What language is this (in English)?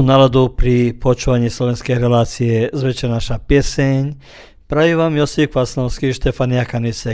Croatian